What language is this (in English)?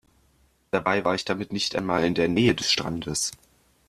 German